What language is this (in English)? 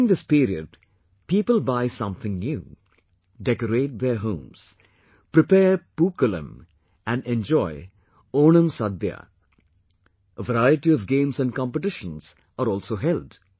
English